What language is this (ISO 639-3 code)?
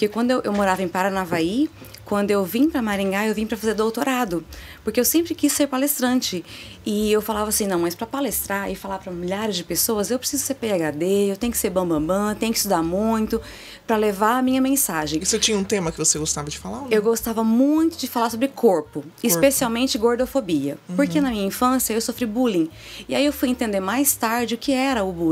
por